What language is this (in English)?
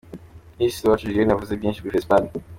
Kinyarwanda